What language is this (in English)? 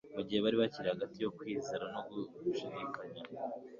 Kinyarwanda